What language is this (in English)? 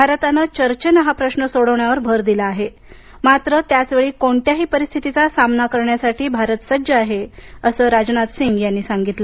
Marathi